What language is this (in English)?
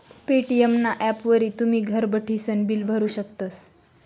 Marathi